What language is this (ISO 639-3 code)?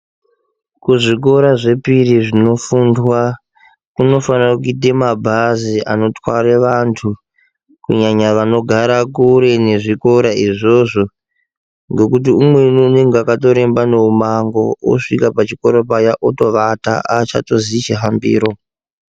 ndc